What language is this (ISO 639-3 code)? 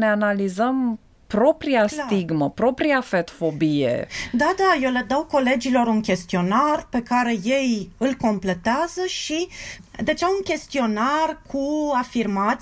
ron